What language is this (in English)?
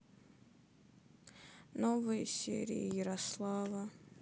Russian